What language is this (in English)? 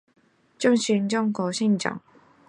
Chinese